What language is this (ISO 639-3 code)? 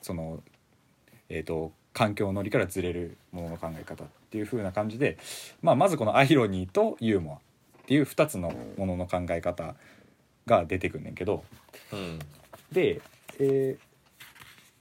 jpn